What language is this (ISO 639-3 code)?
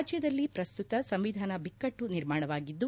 kan